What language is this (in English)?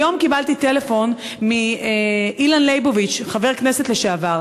Hebrew